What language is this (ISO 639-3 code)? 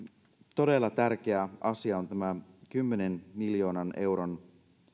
fin